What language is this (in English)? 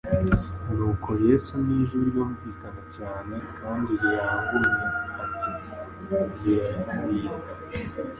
Kinyarwanda